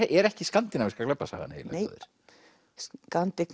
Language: Icelandic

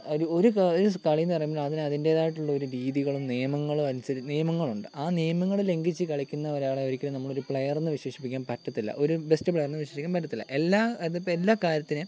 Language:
Malayalam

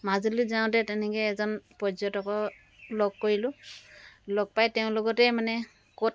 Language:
Assamese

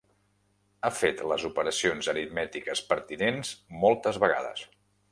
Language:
Catalan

